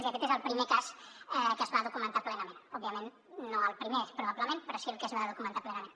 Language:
Catalan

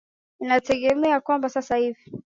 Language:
Swahili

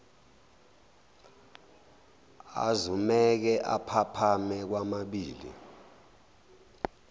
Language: Zulu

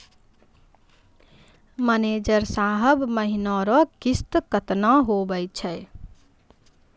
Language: Maithili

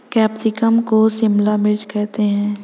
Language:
Hindi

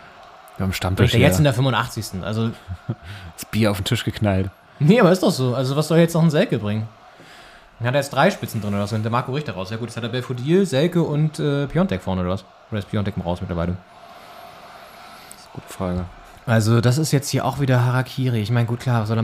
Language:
German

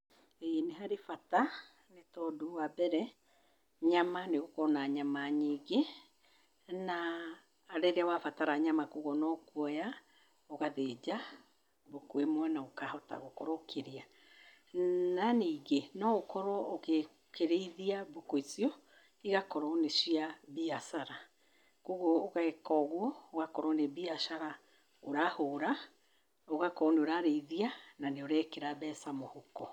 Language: Kikuyu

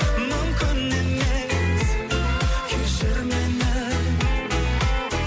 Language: Kazakh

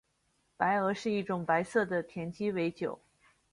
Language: Chinese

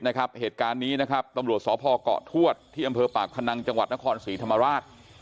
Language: Thai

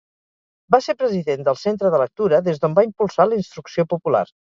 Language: Catalan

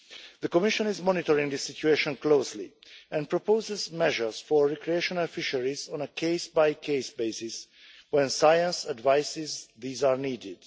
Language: English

